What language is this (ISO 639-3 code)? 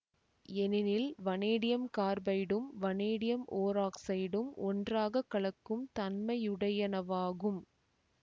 tam